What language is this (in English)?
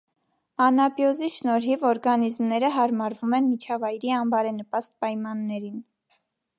Armenian